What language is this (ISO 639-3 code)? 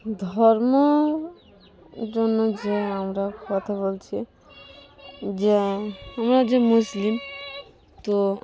ben